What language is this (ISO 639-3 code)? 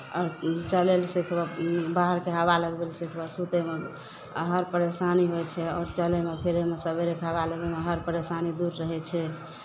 mai